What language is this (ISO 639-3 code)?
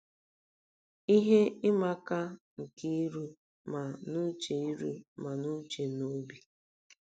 ibo